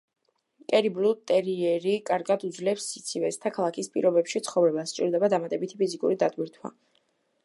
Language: Georgian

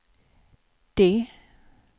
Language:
Swedish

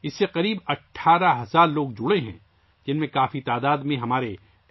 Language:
Urdu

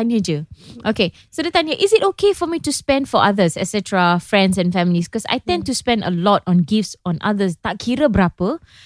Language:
Malay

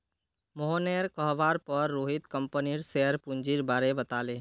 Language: Magahi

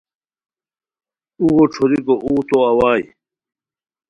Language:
Khowar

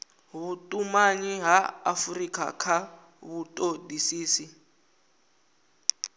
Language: Venda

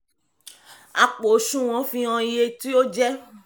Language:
Yoruba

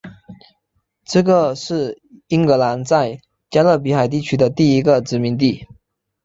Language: Chinese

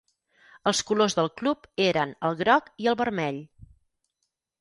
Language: Catalan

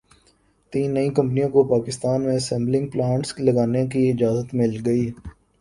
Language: Urdu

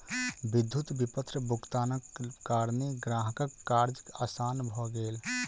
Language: Maithili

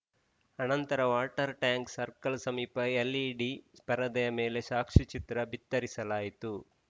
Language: Kannada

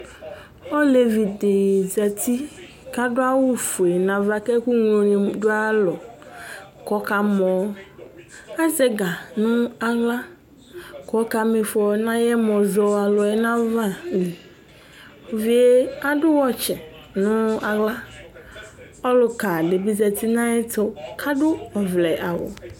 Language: Ikposo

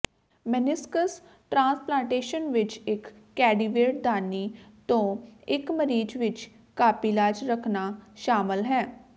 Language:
Punjabi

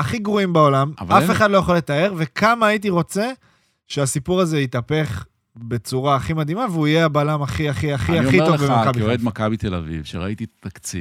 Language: Hebrew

